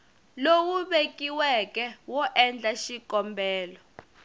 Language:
Tsonga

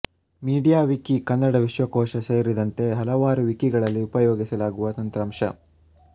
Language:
Kannada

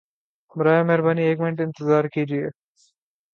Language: Urdu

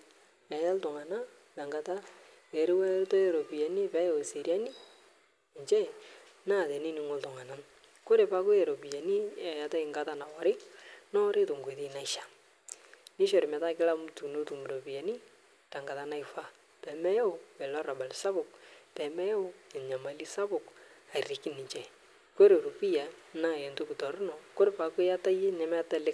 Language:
Masai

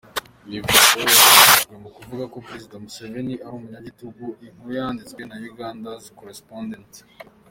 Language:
Kinyarwanda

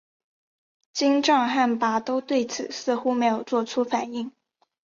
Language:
Chinese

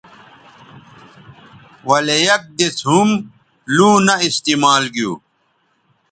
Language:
Bateri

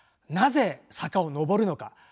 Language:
Japanese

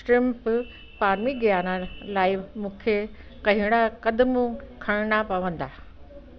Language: Sindhi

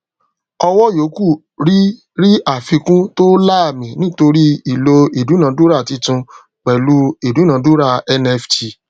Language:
Yoruba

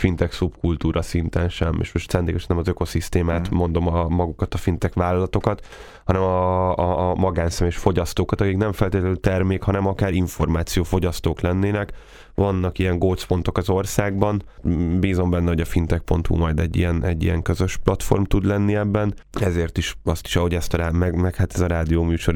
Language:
Hungarian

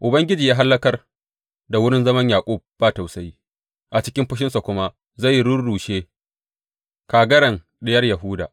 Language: Hausa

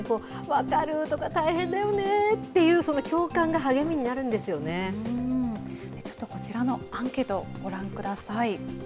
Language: Japanese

